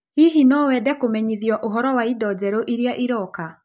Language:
Kikuyu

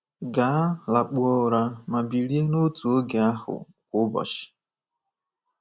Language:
Igbo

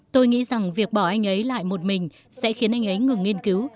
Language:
Vietnamese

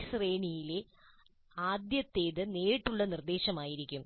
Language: Malayalam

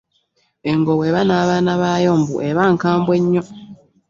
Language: Ganda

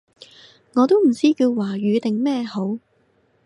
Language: Cantonese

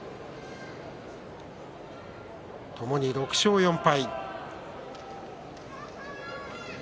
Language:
Japanese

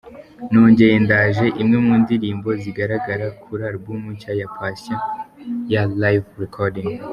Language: Kinyarwanda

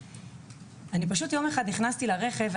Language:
Hebrew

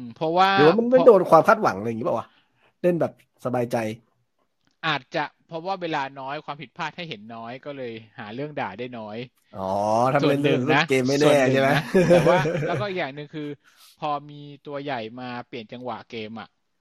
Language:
Thai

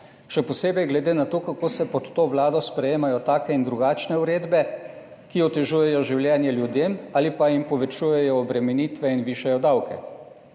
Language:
Slovenian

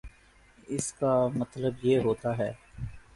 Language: Urdu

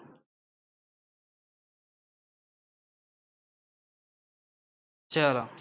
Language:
Gujarati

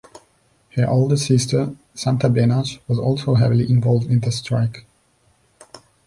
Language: English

